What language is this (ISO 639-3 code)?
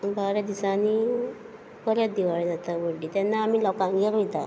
kok